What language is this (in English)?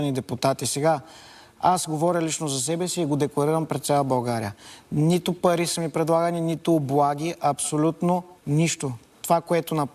Bulgarian